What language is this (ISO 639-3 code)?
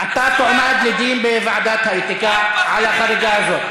heb